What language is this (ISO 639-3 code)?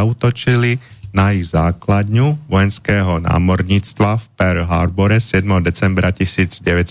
slk